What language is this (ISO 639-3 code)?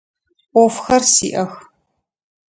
ady